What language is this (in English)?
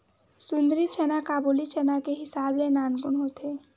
Chhattisgarhi